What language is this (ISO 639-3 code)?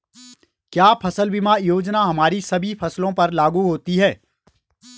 hin